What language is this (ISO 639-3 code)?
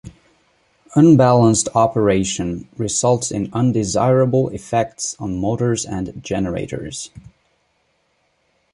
eng